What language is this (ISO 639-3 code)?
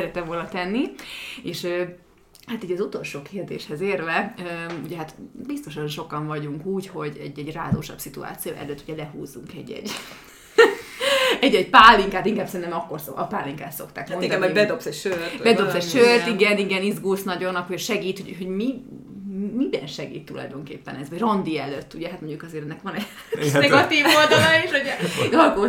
hun